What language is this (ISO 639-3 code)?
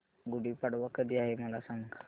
mar